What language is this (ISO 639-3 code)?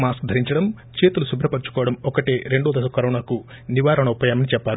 tel